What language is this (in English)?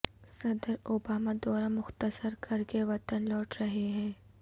Urdu